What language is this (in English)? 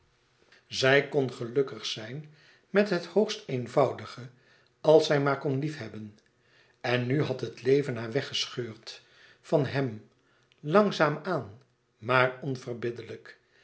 Dutch